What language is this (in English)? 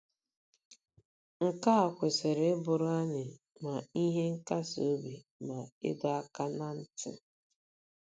Igbo